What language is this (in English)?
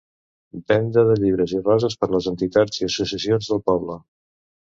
Catalan